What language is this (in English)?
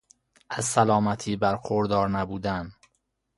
Persian